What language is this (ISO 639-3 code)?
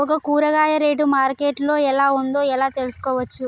tel